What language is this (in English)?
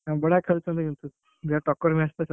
Odia